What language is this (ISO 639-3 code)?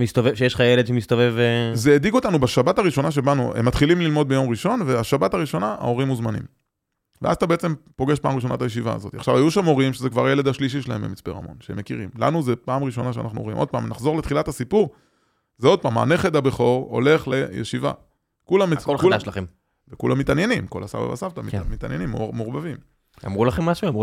heb